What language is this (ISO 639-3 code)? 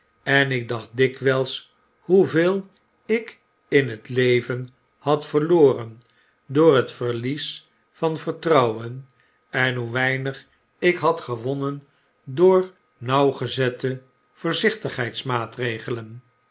nld